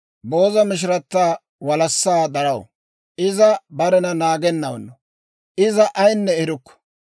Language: Dawro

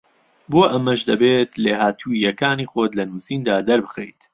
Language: Central Kurdish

